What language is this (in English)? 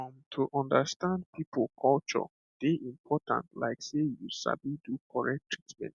Nigerian Pidgin